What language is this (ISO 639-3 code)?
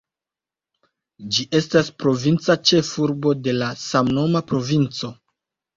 epo